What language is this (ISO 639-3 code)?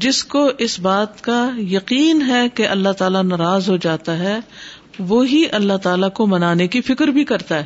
urd